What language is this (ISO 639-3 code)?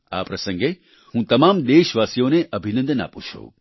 guj